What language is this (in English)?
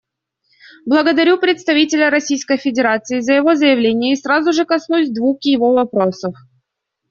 Russian